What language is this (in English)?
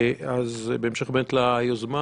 Hebrew